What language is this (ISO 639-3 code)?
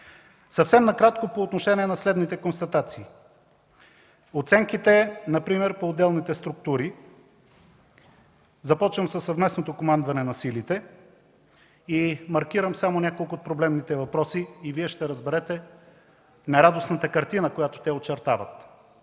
bul